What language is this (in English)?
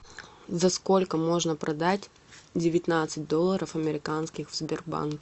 Russian